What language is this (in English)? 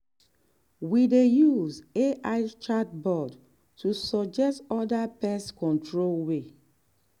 Nigerian Pidgin